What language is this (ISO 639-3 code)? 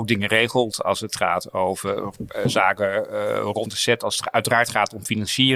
nld